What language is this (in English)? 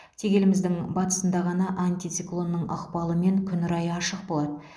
Kazakh